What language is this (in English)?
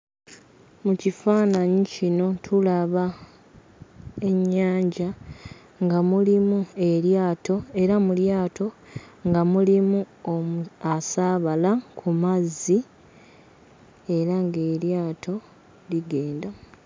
Ganda